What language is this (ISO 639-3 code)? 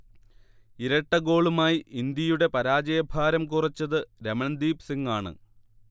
mal